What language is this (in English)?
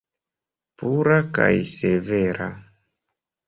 Esperanto